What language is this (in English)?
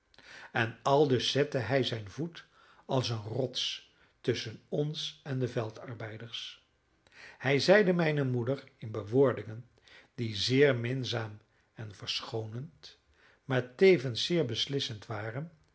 Dutch